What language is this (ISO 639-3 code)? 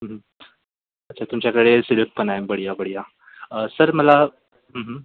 mar